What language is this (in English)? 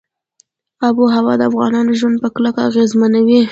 Pashto